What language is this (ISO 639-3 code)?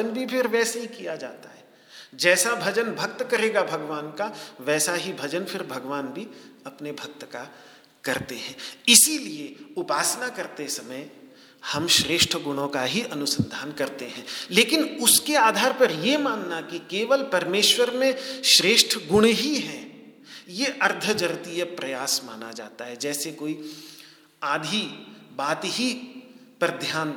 hin